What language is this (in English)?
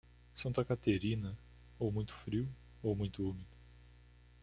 Portuguese